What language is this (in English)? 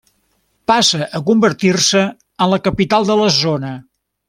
Catalan